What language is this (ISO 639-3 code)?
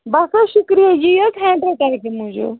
kas